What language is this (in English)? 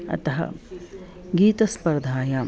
Sanskrit